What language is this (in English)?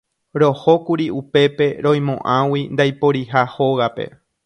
Guarani